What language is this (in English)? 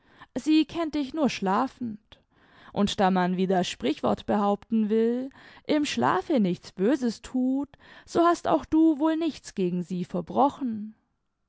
German